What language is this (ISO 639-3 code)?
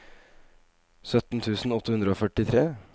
nor